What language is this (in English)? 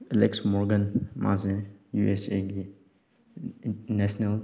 Manipuri